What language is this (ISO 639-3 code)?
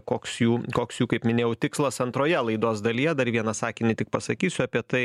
lit